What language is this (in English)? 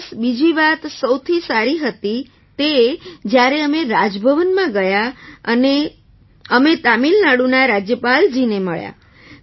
Gujarati